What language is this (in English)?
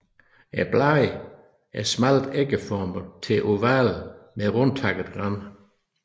Danish